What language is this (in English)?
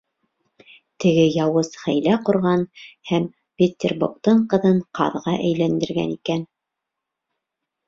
Bashkir